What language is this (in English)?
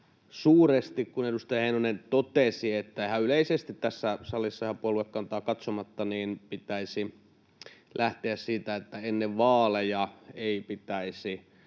Finnish